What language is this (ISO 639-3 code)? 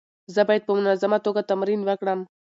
pus